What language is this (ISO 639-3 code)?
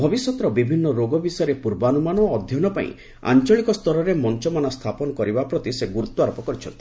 ori